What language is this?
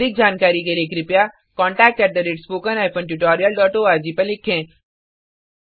Hindi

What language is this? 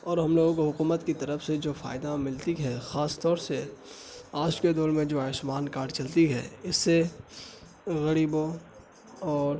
Urdu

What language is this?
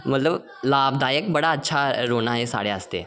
Dogri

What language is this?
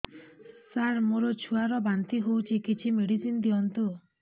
Odia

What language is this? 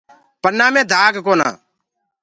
Gurgula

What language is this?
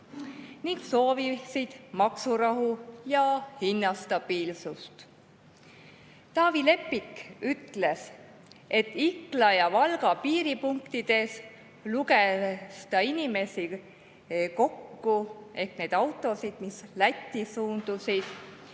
Estonian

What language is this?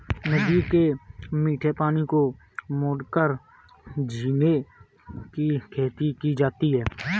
Hindi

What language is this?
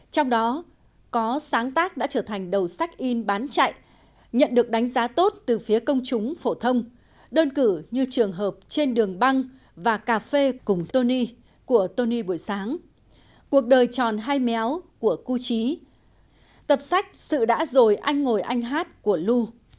Vietnamese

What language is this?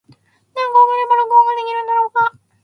Japanese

